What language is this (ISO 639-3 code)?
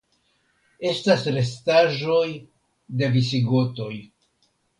epo